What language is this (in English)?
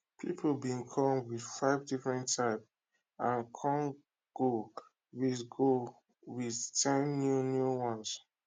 Nigerian Pidgin